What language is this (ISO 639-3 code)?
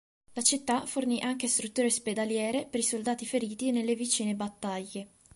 ita